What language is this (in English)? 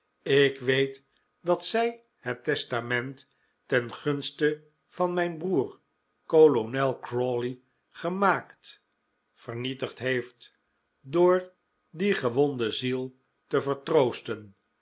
Dutch